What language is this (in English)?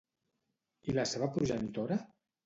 Catalan